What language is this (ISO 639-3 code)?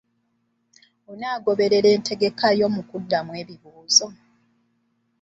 lug